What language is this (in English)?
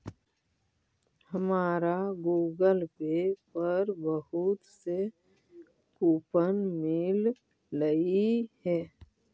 Magahi